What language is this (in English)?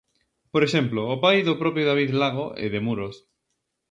Galician